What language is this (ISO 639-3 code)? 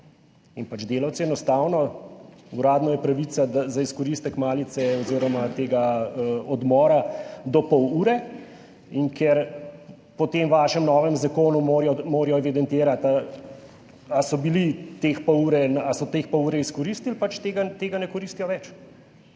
slv